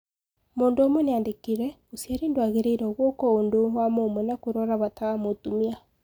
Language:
Kikuyu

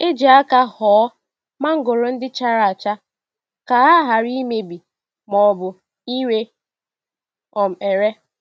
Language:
Igbo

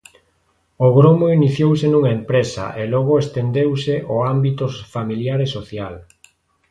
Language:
Galician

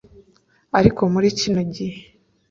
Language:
Kinyarwanda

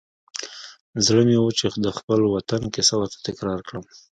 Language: Pashto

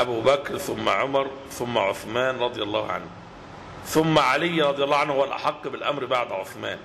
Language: Arabic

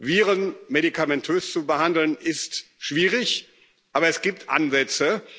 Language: German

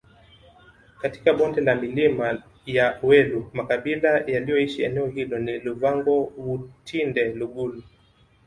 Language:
Swahili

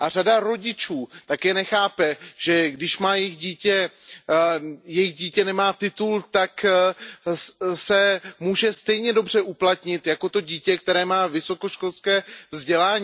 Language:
Czech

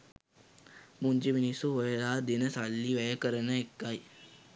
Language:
Sinhala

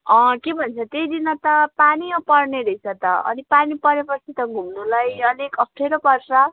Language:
Nepali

